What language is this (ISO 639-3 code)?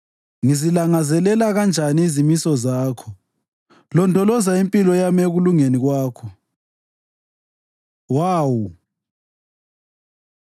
nde